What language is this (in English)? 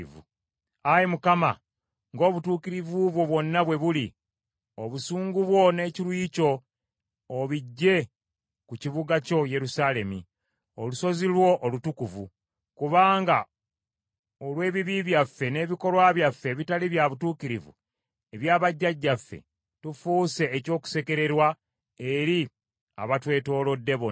Ganda